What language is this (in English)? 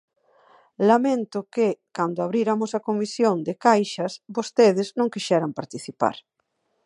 Galician